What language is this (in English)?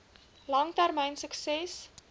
Afrikaans